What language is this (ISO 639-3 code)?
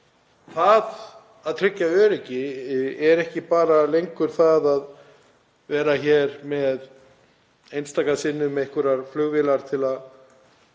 isl